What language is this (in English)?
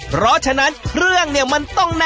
Thai